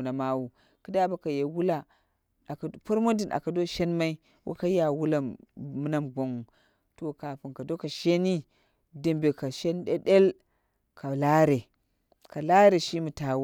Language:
Dera (Nigeria)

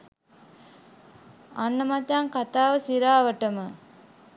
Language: Sinhala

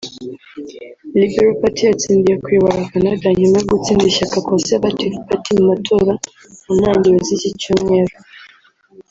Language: Kinyarwanda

